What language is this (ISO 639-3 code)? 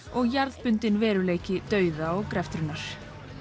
isl